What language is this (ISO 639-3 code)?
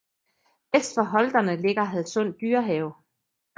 dan